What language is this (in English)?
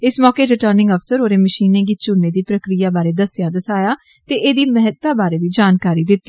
Dogri